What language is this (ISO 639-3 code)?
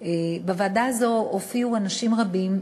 heb